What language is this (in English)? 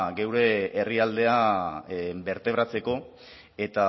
Basque